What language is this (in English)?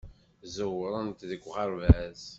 Kabyle